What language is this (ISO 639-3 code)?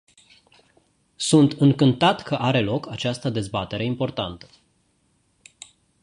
ron